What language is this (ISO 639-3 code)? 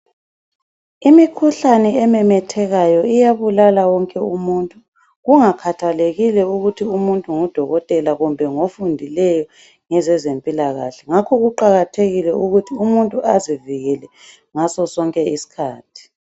nde